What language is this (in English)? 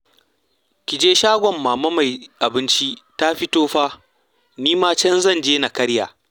Hausa